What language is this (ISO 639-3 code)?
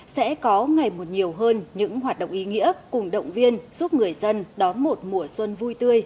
vie